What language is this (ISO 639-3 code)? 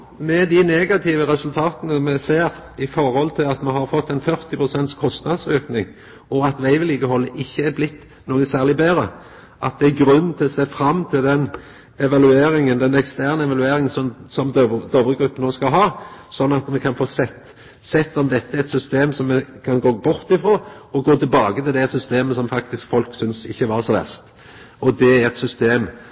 nno